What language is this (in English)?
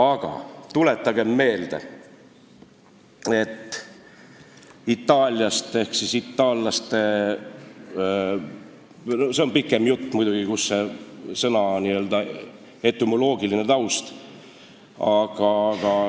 Estonian